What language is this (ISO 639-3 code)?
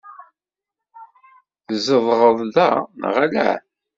kab